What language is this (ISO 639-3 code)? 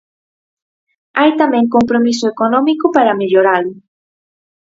glg